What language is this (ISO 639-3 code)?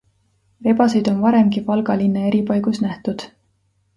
est